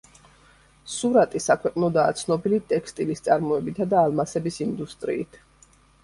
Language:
Georgian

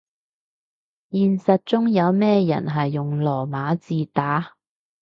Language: Cantonese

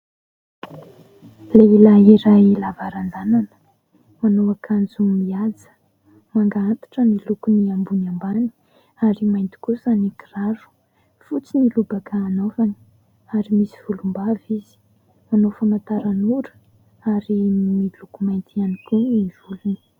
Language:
Malagasy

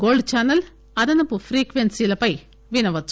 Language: Telugu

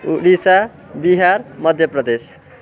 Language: Nepali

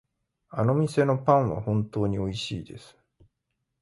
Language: Japanese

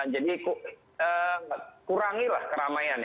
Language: Indonesian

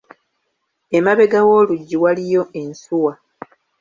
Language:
Ganda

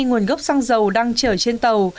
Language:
Vietnamese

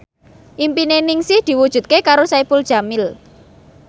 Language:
Javanese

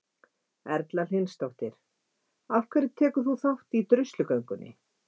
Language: Icelandic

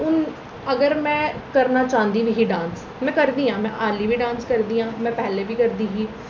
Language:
Dogri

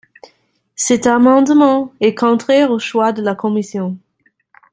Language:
French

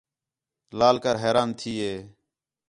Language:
Khetrani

